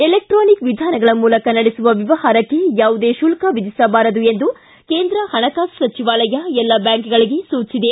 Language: Kannada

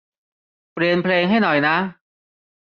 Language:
Thai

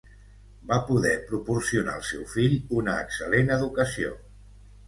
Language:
Catalan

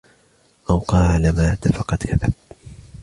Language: Arabic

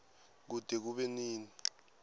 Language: Swati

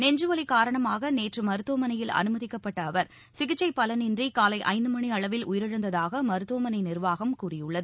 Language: Tamil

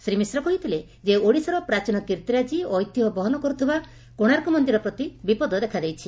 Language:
Odia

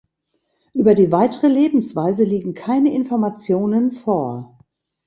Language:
German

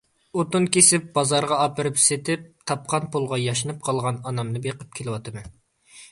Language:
Uyghur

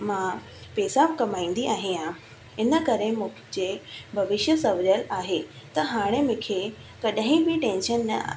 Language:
Sindhi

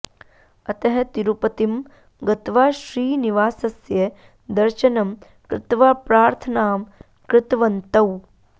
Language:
Sanskrit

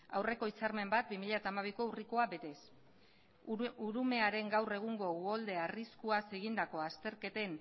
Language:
Basque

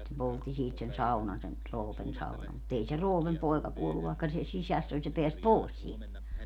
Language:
Finnish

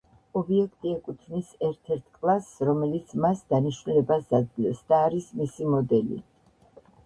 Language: Georgian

